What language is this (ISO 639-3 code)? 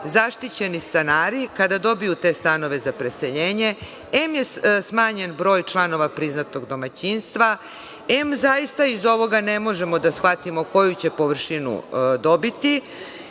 srp